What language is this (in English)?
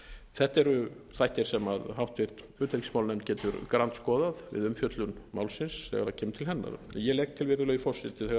Icelandic